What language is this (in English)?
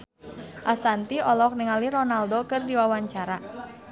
Sundanese